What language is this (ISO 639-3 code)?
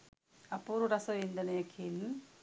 sin